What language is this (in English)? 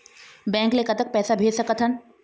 Chhattisgarhi